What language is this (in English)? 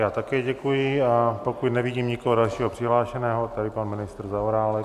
Czech